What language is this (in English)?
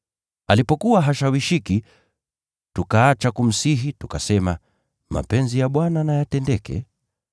Swahili